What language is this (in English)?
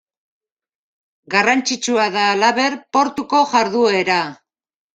Basque